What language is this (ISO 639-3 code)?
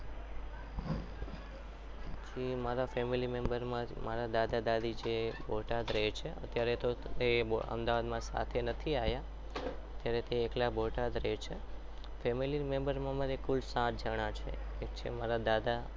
guj